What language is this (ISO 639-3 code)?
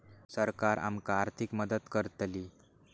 mar